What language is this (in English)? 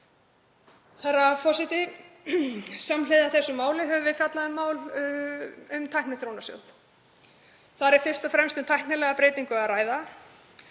Icelandic